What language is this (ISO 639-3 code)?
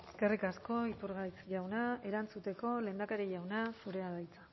eus